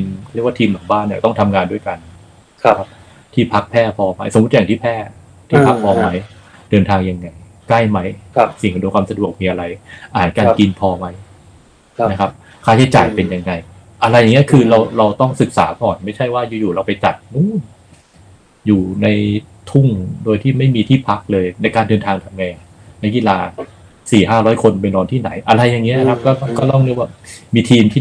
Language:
Thai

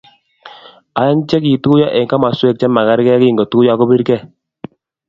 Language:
Kalenjin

